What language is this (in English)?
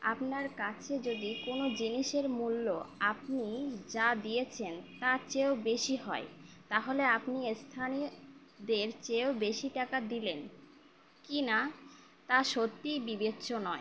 Bangla